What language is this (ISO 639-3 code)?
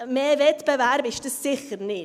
gsw